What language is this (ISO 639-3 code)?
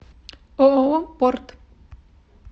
rus